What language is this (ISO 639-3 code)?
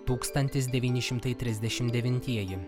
lit